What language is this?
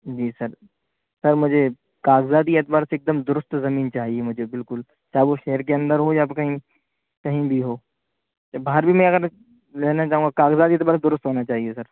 Urdu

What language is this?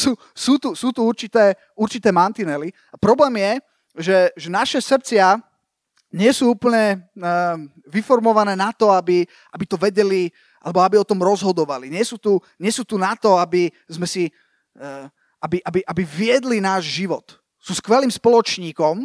Slovak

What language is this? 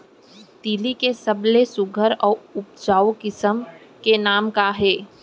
Chhattisgarhi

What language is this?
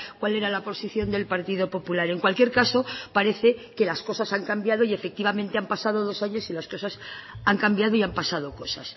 Spanish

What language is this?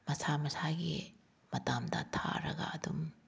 Manipuri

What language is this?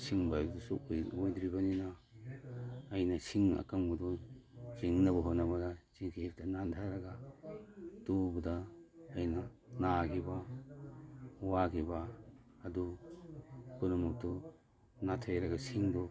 Manipuri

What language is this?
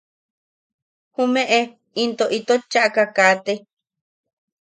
Yaqui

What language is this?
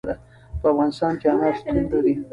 Pashto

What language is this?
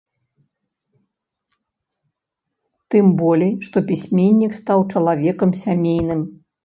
Belarusian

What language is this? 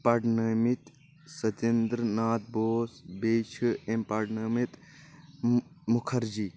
Kashmiri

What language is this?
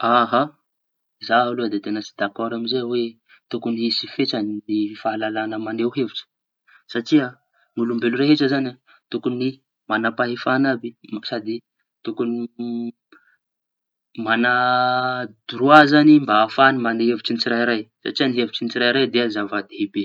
Tanosy Malagasy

